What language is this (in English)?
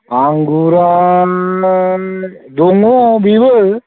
Bodo